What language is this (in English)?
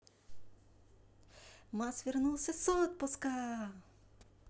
Russian